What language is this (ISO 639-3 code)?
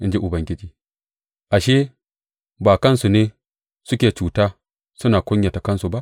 hau